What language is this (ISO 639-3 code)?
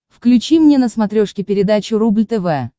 rus